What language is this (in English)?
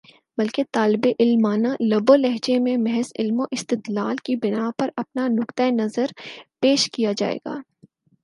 Urdu